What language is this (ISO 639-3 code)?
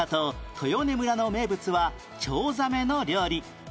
jpn